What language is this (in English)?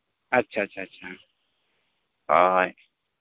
Santali